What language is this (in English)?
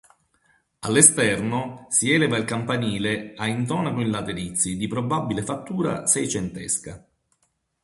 Italian